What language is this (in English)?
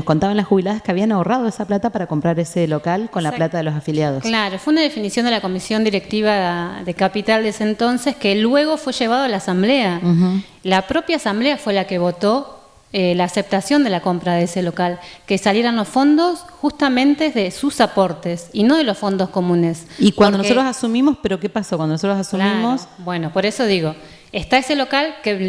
Spanish